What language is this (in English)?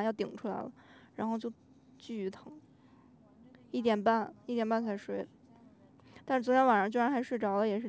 Chinese